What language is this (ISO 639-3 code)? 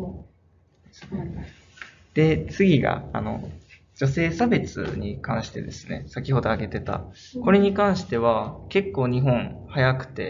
jpn